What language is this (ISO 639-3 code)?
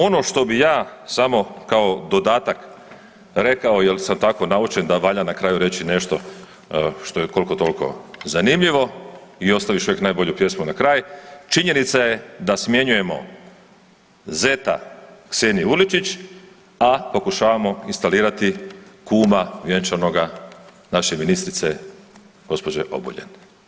hrv